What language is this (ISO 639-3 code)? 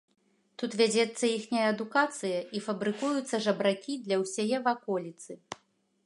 bel